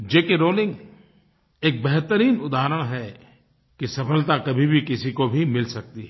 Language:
Hindi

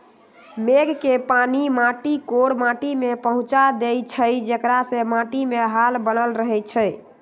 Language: Magahi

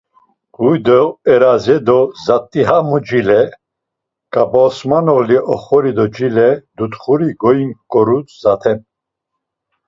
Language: Laz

